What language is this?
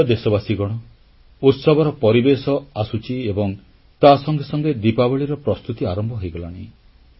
Odia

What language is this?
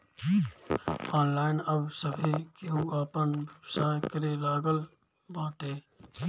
Bhojpuri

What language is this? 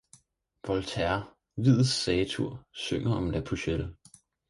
Danish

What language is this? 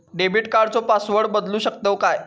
Marathi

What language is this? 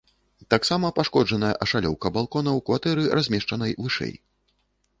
Belarusian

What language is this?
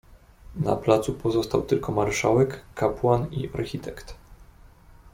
Polish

